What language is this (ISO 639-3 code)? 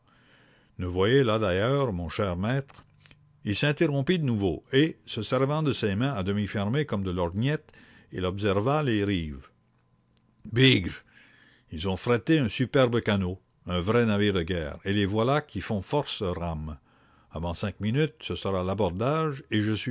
fra